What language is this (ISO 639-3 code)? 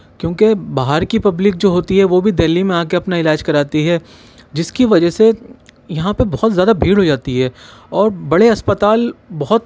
urd